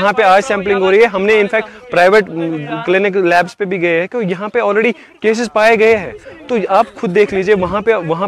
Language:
Urdu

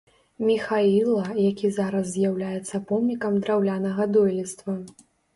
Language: Belarusian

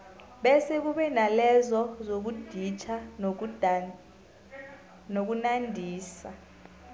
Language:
South Ndebele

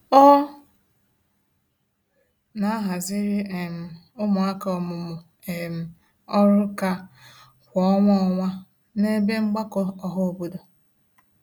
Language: Igbo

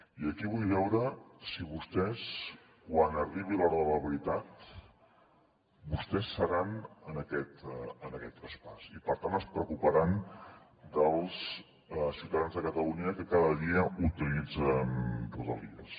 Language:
Catalan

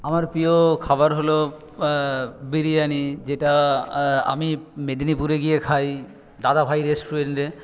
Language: Bangla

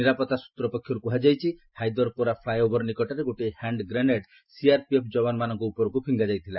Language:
Odia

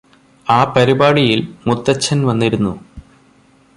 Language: Malayalam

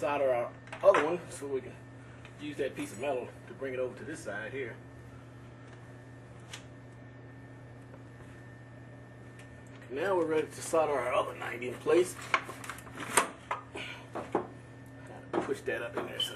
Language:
English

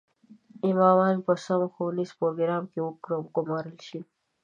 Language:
Pashto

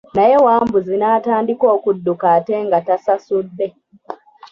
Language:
Ganda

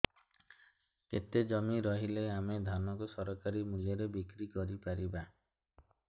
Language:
Odia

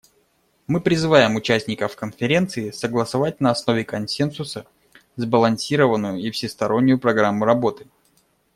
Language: Russian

